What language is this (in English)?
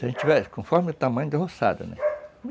Portuguese